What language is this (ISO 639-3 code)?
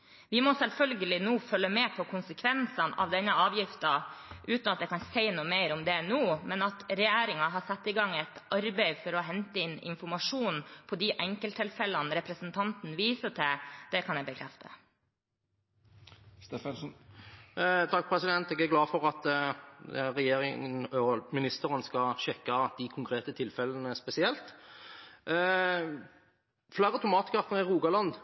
nob